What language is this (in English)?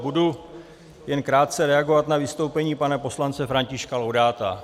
Czech